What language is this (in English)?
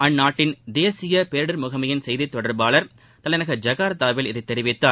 Tamil